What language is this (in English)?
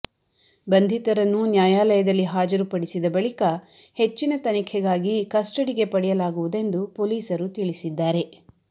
Kannada